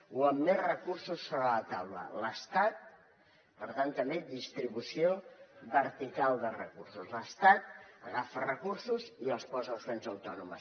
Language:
Catalan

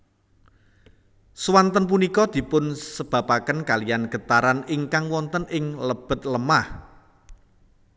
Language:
Javanese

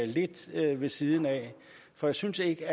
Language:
Danish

